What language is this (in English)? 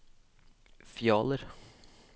Norwegian